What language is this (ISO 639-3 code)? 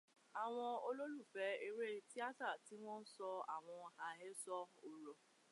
yor